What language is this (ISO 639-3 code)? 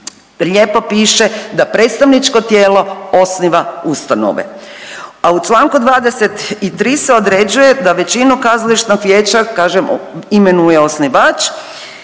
hrv